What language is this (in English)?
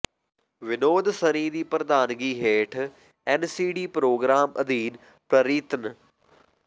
Punjabi